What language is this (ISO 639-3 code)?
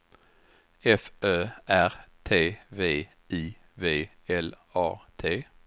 swe